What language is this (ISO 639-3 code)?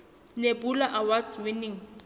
sot